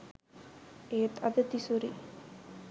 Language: Sinhala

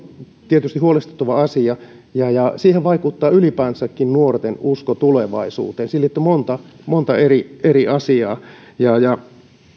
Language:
Finnish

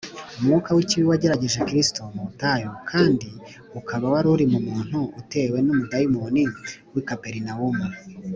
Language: Kinyarwanda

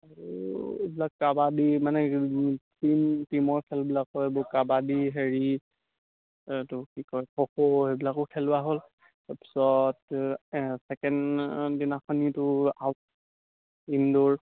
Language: Assamese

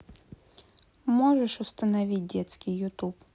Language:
Russian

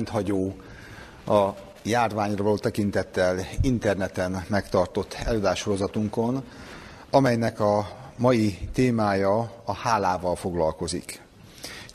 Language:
Hungarian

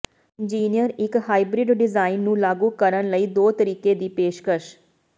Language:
Punjabi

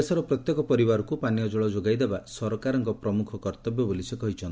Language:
Odia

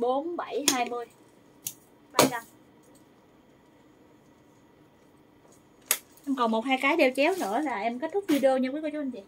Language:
Vietnamese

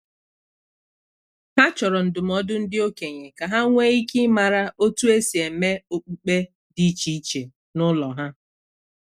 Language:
Igbo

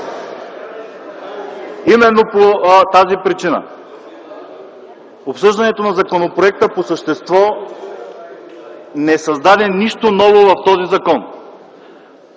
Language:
Bulgarian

